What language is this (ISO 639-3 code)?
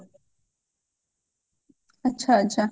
ori